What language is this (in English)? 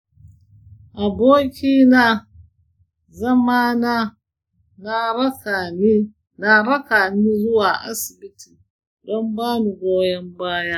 Hausa